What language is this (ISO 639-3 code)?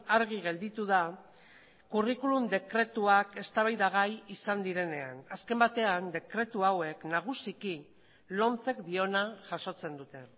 eus